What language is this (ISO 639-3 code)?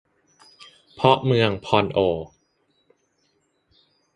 tha